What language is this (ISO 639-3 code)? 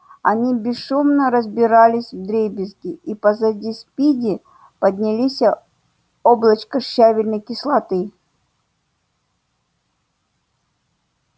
rus